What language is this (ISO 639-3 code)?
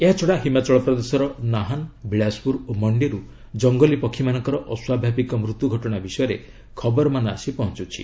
ori